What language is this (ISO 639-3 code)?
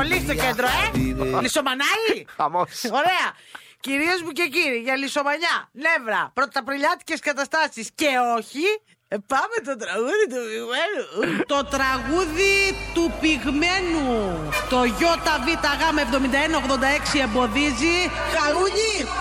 ell